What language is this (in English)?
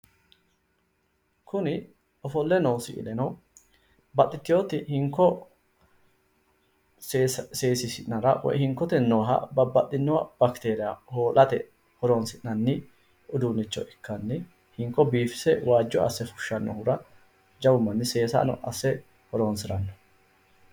Sidamo